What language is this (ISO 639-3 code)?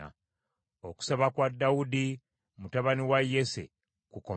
lug